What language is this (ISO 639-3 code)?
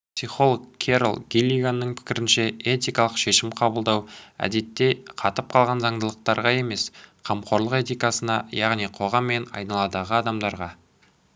kaz